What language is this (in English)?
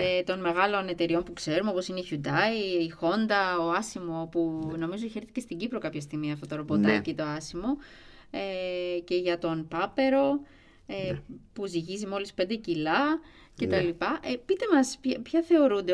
Greek